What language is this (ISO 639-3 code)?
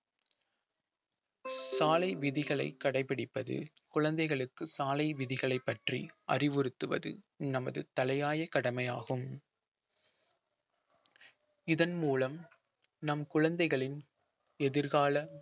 tam